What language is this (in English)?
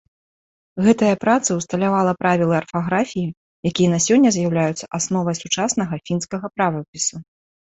Belarusian